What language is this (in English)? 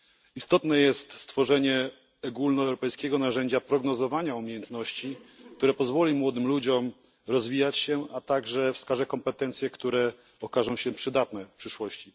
Polish